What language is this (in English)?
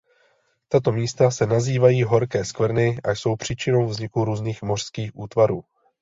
Czech